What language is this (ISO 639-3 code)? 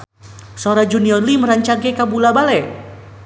sun